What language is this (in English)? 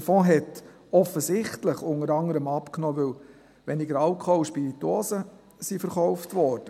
Swiss German